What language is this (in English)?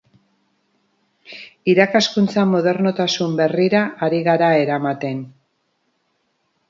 Basque